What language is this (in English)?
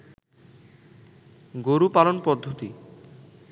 Bangla